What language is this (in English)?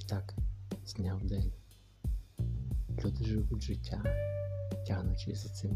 Ukrainian